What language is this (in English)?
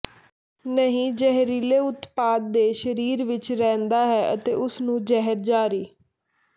Punjabi